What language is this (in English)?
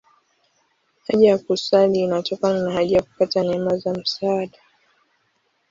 Swahili